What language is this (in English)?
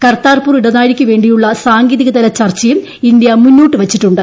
Malayalam